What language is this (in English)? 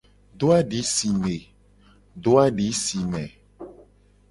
Gen